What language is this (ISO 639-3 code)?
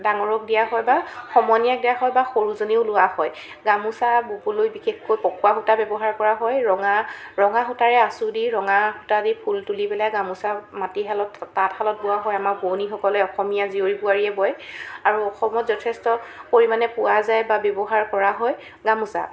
asm